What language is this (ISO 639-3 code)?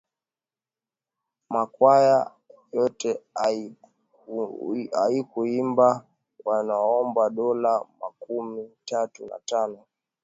swa